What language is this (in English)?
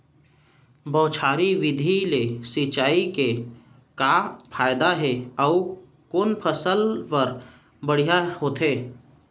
Chhattisgarhi